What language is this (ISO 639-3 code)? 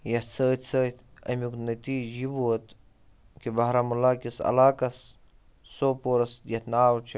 kas